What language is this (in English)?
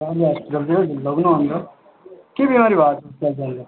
Nepali